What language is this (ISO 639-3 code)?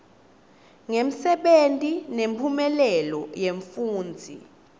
ssw